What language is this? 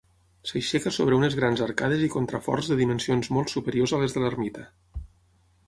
Catalan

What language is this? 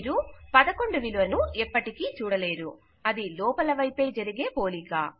Telugu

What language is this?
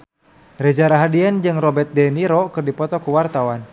Sundanese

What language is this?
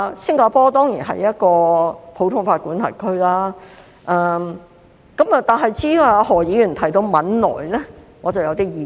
Cantonese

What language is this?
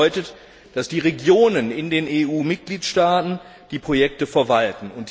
German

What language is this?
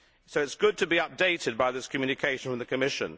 English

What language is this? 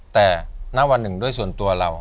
Thai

